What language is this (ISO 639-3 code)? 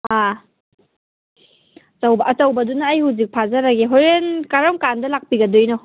mni